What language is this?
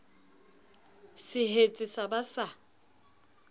Southern Sotho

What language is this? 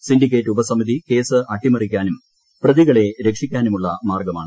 Malayalam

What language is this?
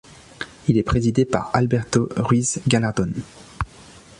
French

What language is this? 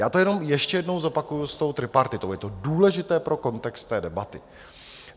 Czech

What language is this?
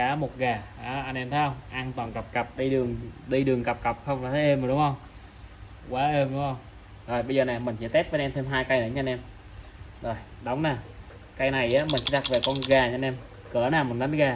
Vietnamese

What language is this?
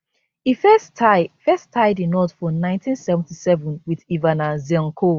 Nigerian Pidgin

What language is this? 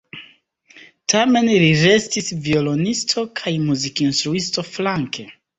Esperanto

